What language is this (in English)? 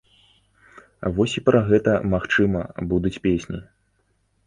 Belarusian